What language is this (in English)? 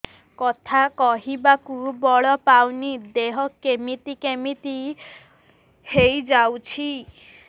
Odia